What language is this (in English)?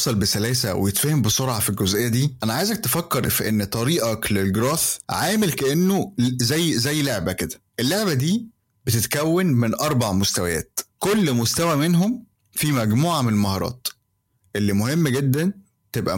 Arabic